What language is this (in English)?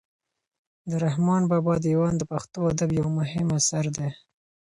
Pashto